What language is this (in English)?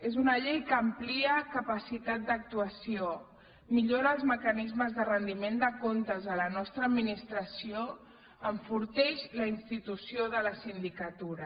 Catalan